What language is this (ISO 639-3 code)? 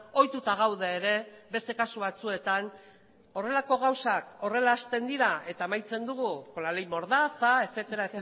eus